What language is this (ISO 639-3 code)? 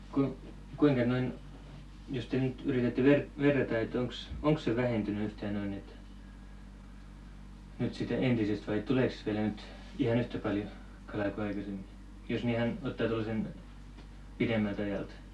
fin